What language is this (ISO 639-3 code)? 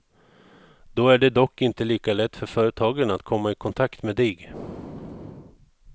swe